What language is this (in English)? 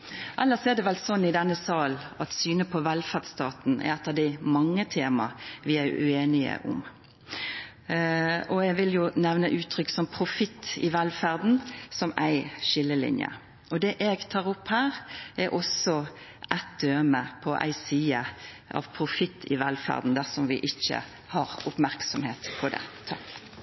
Norwegian Nynorsk